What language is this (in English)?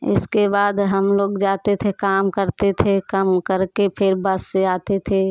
Hindi